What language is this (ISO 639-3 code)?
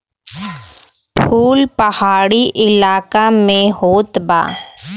bho